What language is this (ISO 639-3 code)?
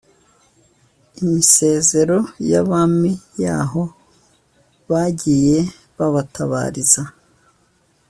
kin